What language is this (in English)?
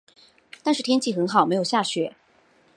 Chinese